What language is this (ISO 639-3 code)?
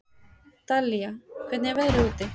isl